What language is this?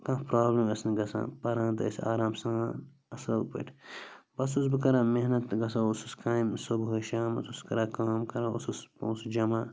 Kashmiri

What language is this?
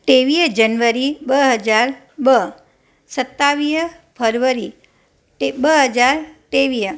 Sindhi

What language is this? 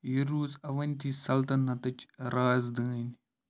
Kashmiri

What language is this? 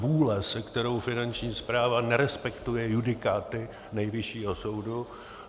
Czech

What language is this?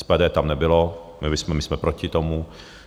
Czech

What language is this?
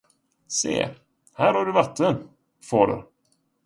Swedish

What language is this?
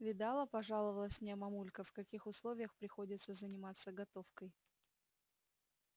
Russian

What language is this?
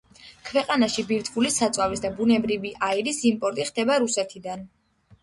Georgian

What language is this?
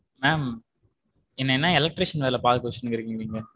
Tamil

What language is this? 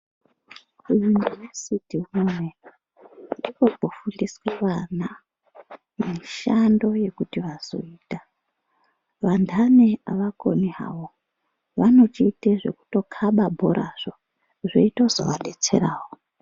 Ndau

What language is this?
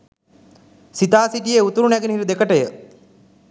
Sinhala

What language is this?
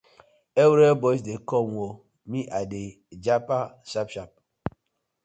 Nigerian Pidgin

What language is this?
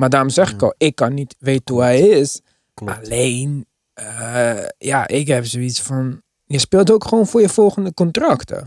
Dutch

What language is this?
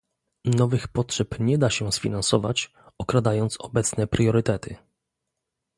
Polish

